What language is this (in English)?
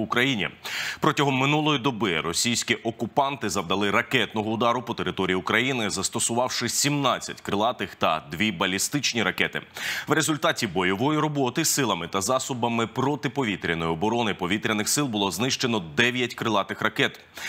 Ukrainian